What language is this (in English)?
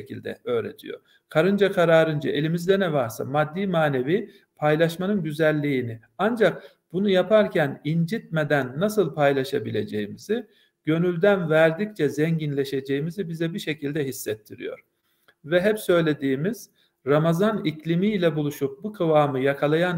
Turkish